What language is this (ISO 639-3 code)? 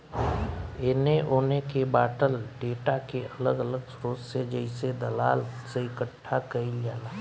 bho